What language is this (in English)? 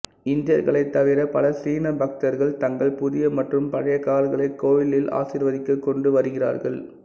Tamil